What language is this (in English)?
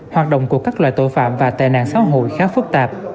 Vietnamese